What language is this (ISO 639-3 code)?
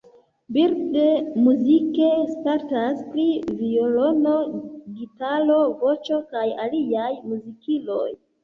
epo